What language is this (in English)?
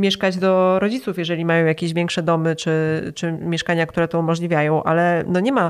Polish